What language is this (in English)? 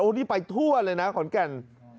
Thai